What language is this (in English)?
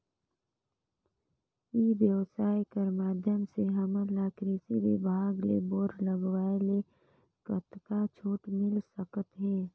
Chhattisgarhi